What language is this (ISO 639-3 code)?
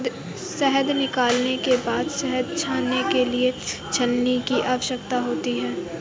hin